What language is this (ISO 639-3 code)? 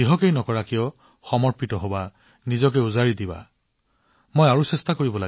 asm